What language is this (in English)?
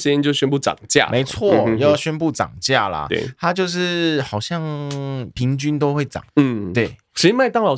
Chinese